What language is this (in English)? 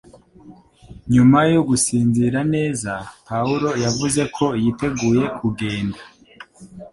Kinyarwanda